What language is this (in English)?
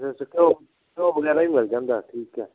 Punjabi